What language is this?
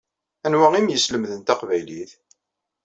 Kabyle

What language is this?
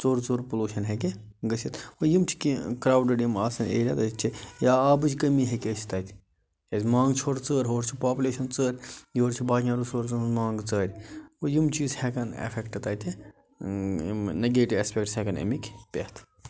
Kashmiri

